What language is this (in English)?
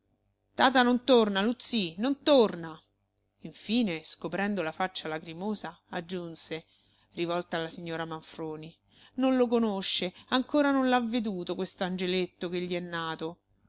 Italian